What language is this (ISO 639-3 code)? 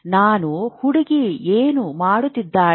kan